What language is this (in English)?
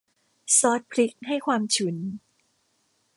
Thai